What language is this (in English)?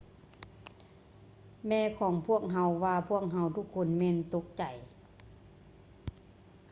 Lao